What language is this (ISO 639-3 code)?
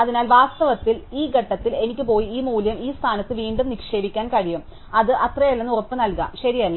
mal